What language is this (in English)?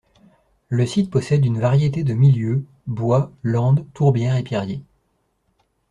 French